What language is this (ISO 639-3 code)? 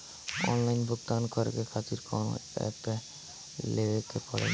bho